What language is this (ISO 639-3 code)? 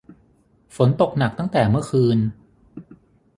tha